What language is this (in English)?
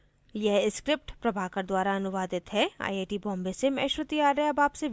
Hindi